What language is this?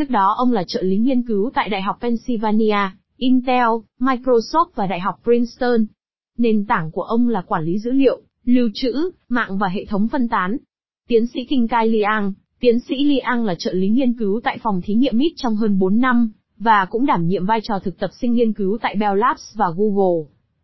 Vietnamese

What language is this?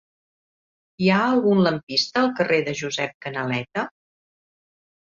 Catalan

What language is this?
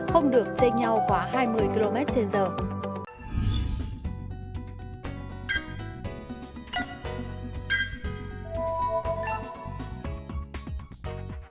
Vietnamese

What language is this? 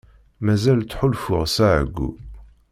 Kabyle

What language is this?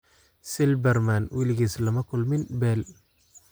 Somali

